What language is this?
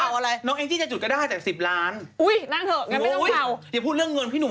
Thai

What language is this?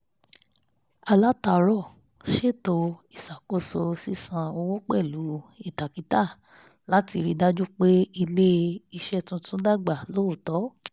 Yoruba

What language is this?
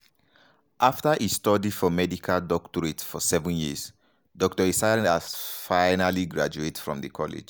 Nigerian Pidgin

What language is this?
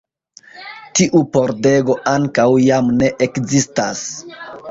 Esperanto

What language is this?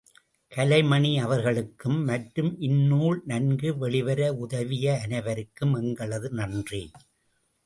Tamil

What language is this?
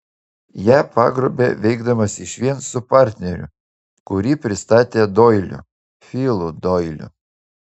Lithuanian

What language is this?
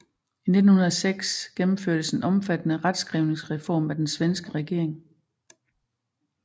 Danish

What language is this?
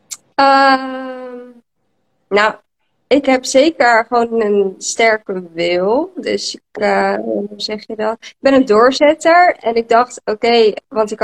Dutch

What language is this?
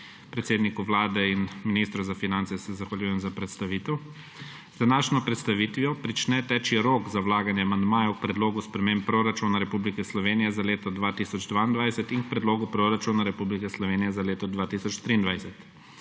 Slovenian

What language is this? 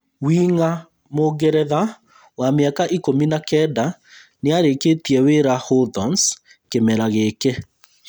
Kikuyu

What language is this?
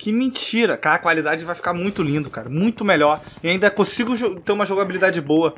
Portuguese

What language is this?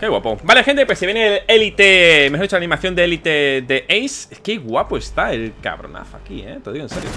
Spanish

